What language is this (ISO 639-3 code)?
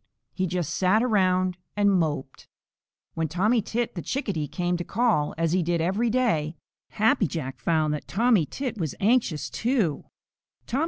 eng